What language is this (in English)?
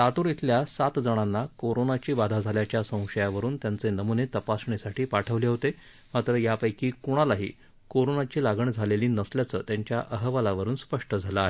Marathi